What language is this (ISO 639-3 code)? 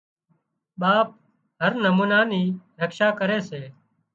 kxp